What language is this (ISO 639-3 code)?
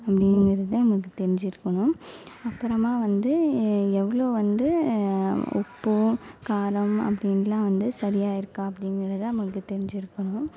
tam